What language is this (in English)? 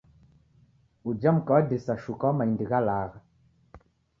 Taita